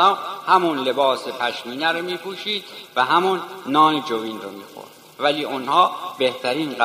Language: Persian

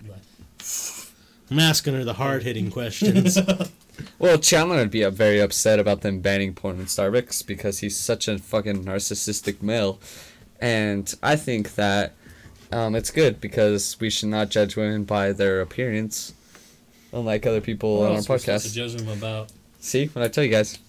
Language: English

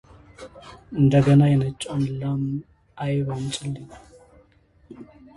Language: Amharic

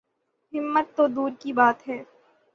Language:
Urdu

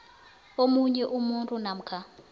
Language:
South Ndebele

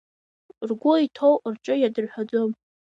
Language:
Abkhazian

